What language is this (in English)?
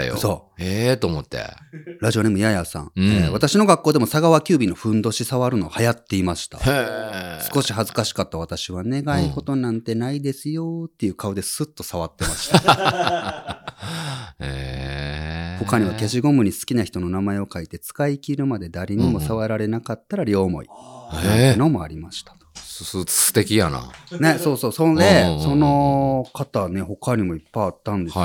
Japanese